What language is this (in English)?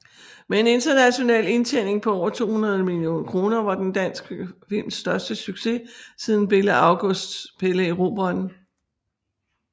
Danish